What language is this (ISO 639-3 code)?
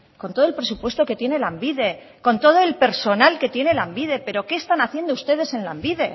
spa